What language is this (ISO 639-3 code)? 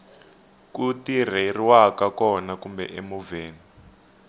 tso